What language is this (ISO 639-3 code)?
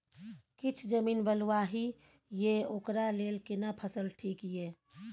mai